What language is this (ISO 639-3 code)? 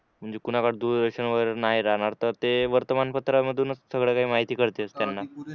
mar